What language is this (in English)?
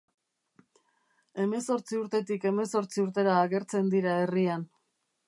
Basque